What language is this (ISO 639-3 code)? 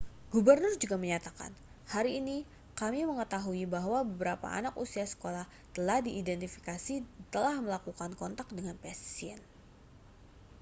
ind